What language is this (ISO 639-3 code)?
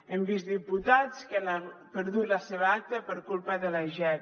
cat